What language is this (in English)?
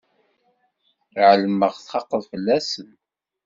Kabyle